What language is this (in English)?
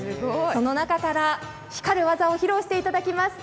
Japanese